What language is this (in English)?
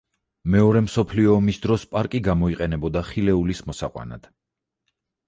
Georgian